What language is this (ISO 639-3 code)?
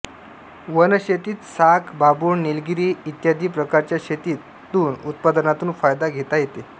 mar